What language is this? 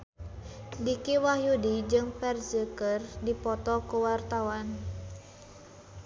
Sundanese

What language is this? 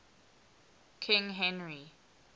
English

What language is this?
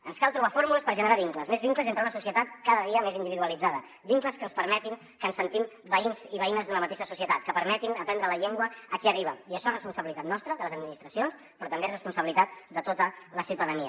Catalan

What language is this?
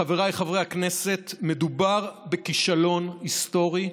Hebrew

